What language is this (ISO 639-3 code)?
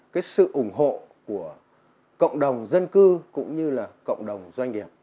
vie